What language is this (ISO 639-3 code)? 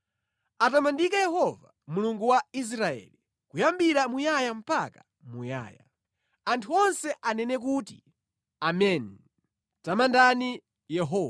nya